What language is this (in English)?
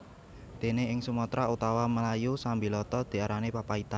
Javanese